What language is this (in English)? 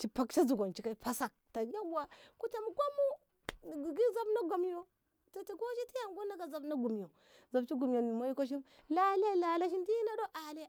Ngamo